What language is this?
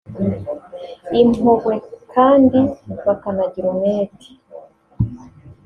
Kinyarwanda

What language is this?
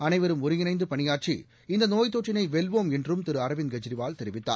Tamil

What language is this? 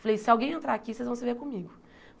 Portuguese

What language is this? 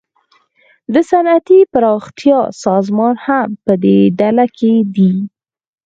Pashto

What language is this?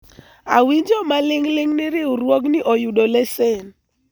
Luo (Kenya and Tanzania)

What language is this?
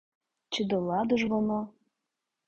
Ukrainian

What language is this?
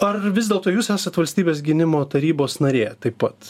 Lithuanian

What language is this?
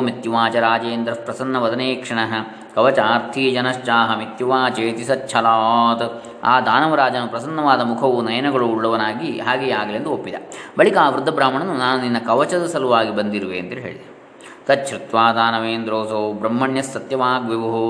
Kannada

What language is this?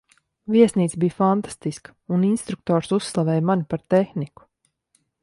Latvian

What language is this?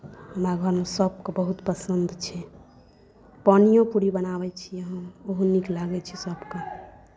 Maithili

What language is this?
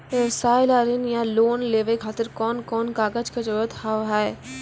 Maithili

